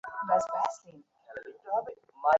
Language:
Bangla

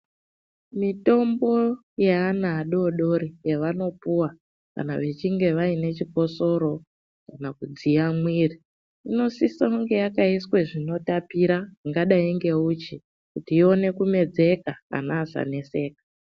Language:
Ndau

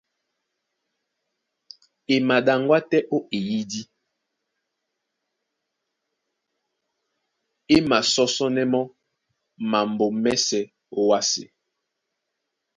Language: Duala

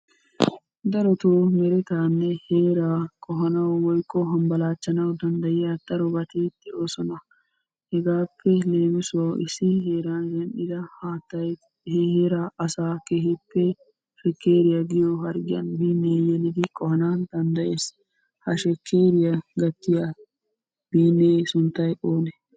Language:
Wolaytta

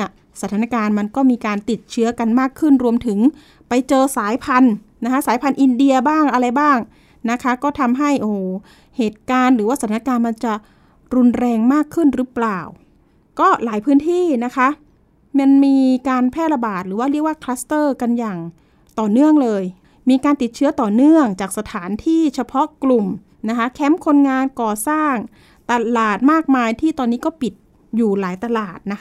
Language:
Thai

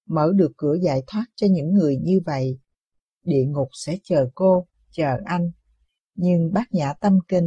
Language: Vietnamese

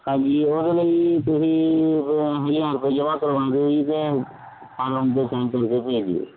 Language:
Punjabi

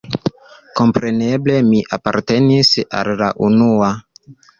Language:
Esperanto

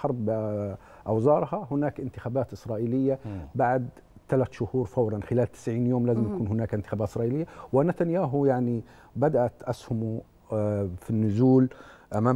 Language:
Arabic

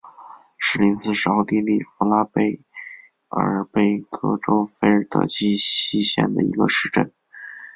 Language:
Chinese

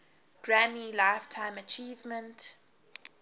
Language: English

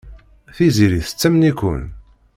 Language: Kabyle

